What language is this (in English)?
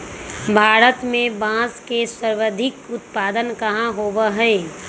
Magahi